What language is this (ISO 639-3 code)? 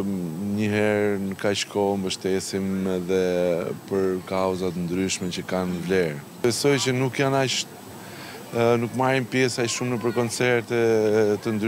ron